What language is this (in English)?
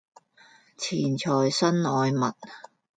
Cantonese